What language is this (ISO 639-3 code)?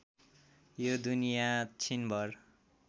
nep